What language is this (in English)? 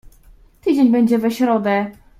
Polish